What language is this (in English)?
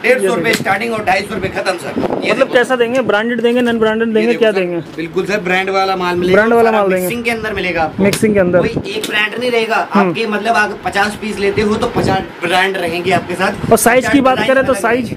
Hindi